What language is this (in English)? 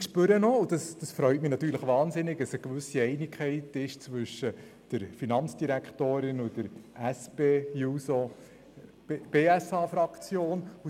Swiss German